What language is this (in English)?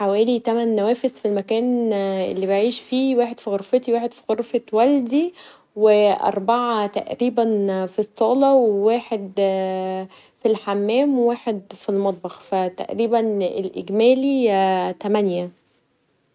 Egyptian Arabic